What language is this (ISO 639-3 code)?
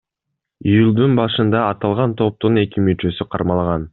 kir